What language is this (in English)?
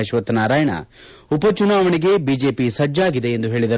Kannada